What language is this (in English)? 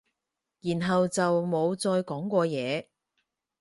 Cantonese